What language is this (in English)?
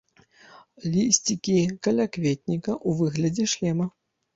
Belarusian